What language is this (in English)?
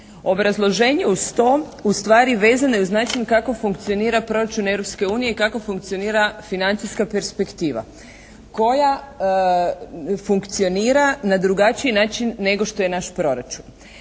Croatian